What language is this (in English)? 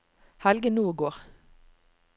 Norwegian